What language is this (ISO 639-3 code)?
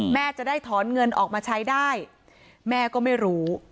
tha